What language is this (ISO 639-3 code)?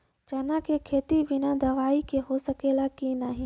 bho